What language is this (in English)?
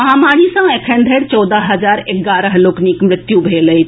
Maithili